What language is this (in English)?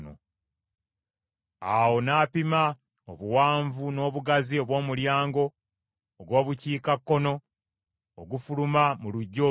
Ganda